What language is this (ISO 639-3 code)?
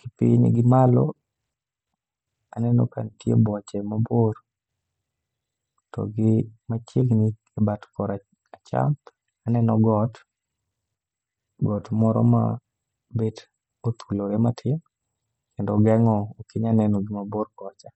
luo